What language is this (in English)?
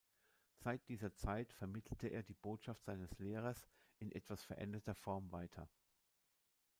German